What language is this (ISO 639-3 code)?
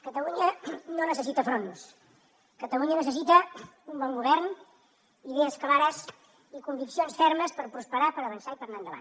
cat